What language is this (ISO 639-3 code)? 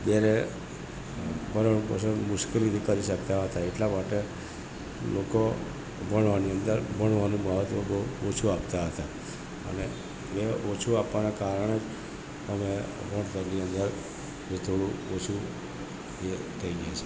guj